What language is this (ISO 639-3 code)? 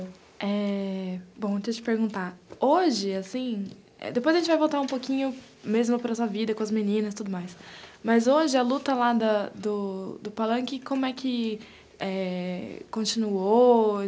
por